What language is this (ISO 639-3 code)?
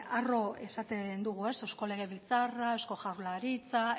eus